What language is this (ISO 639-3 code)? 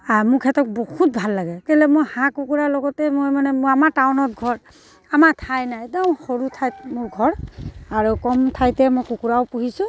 asm